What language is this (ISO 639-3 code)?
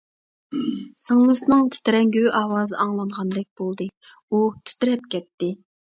uig